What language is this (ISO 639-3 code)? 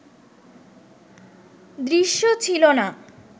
ben